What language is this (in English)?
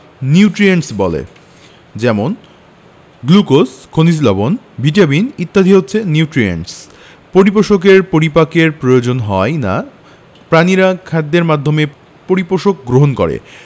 Bangla